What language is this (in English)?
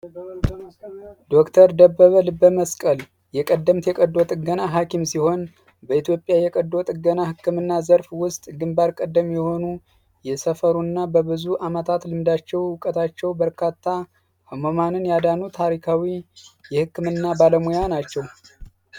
Amharic